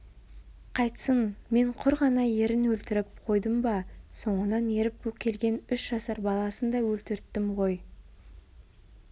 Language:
Kazakh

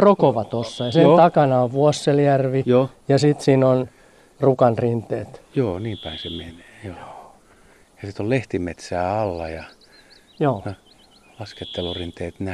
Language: Finnish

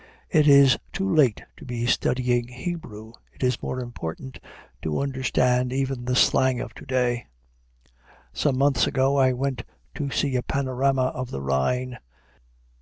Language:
English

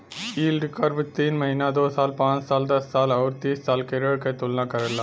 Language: Bhojpuri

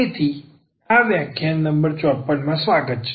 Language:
Gujarati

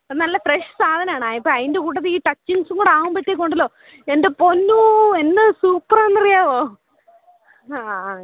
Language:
Malayalam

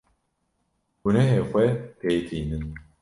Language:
Kurdish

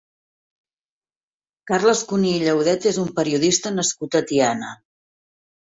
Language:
Catalan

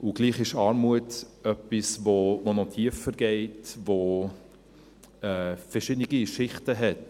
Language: Swiss German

